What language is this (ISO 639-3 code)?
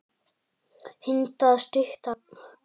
isl